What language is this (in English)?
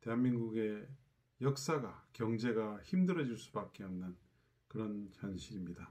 Korean